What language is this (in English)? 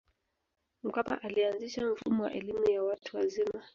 Swahili